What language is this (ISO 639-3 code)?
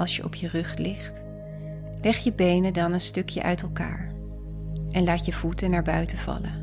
nld